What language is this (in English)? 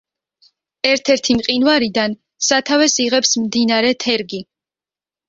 Georgian